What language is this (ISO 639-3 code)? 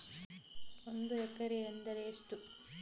kan